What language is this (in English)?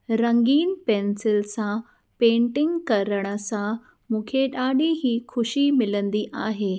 Sindhi